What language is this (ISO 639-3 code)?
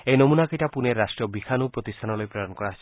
asm